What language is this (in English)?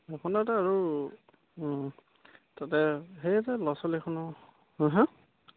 Assamese